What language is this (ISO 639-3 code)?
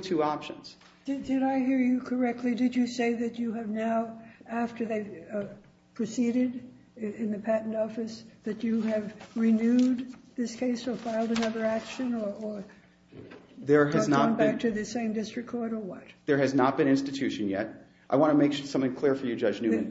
eng